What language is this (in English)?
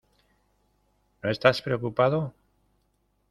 Spanish